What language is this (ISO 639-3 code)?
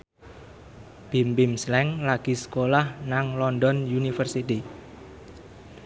jav